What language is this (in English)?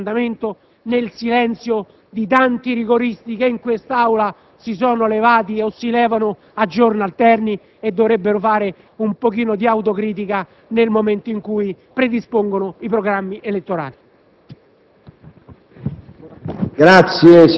Italian